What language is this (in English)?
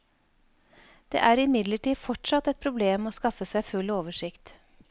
Norwegian